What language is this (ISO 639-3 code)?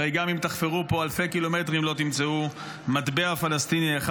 heb